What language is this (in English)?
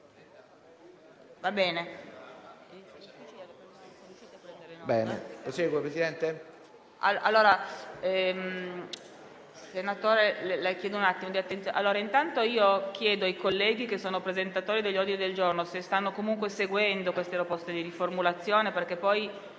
Italian